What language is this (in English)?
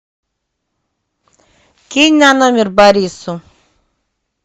Russian